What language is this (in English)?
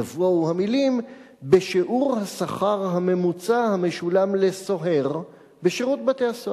Hebrew